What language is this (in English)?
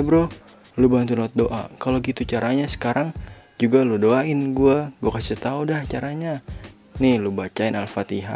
Indonesian